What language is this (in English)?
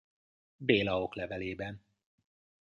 Hungarian